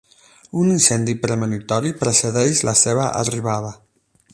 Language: Catalan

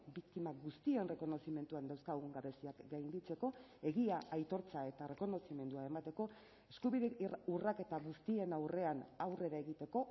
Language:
Basque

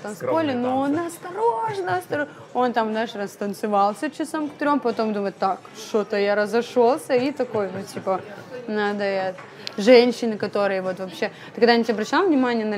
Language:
Russian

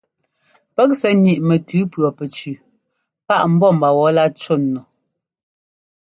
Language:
Ngomba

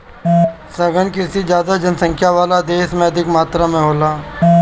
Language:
Bhojpuri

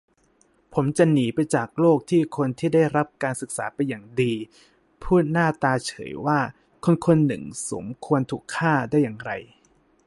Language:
Thai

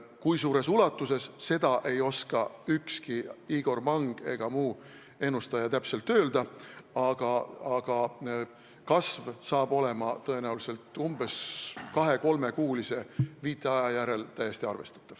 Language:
Estonian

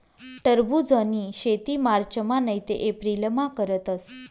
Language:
Marathi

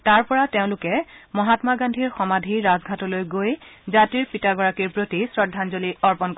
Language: Assamese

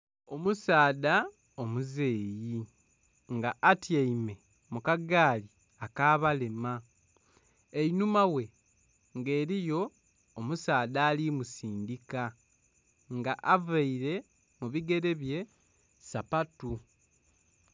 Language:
Soga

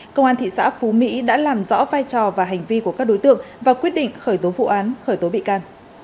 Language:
Vietnamese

